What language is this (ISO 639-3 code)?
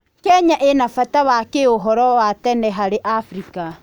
kik